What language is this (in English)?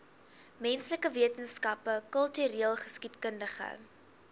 Afrikaans